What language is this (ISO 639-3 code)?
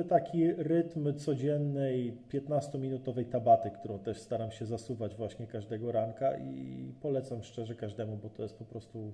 pol